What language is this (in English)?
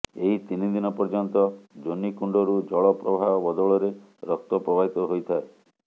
Odia